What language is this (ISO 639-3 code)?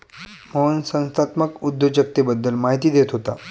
mar